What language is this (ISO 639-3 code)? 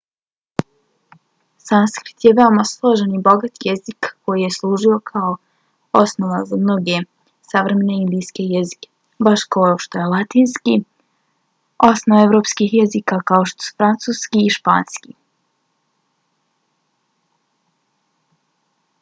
bos